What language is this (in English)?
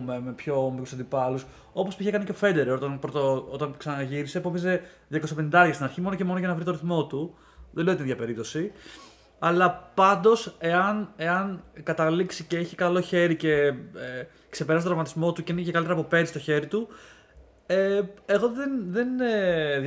Greek